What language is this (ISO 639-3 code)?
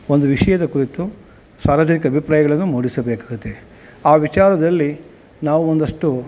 kan